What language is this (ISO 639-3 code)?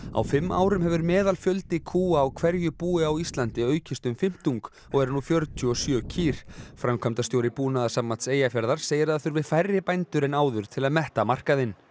isl